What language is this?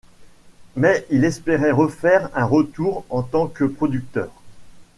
French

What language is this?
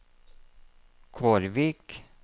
Norwegian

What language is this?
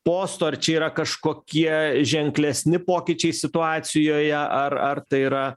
Lithuanian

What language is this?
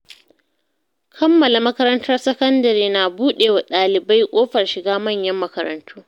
Hausa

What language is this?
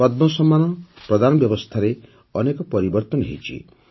Odia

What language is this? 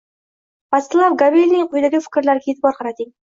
Uzbek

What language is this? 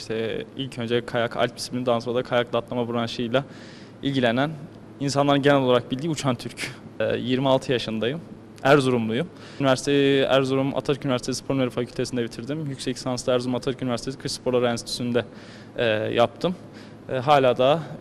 Turkish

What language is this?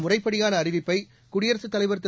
Tamil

